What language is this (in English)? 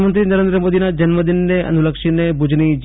Gujarati